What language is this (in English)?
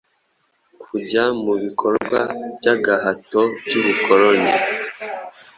Kinyarwanda